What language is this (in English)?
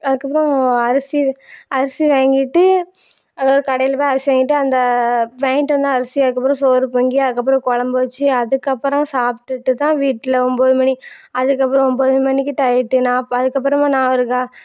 Tamil